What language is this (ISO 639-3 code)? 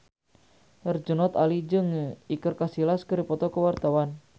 sun